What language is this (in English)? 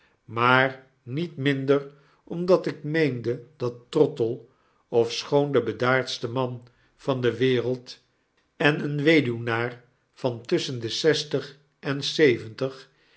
Dutch